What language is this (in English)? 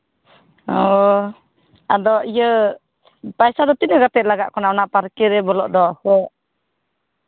Santali